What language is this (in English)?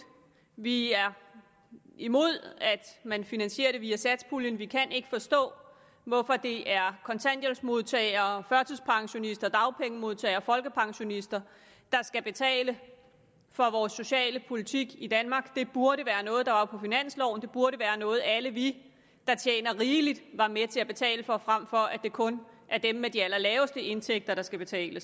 Danish